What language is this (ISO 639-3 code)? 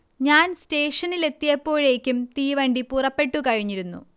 mal